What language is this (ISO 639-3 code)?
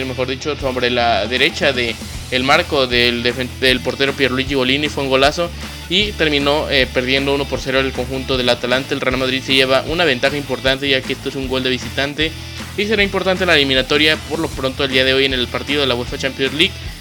spa